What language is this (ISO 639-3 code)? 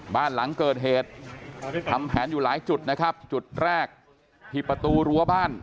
tha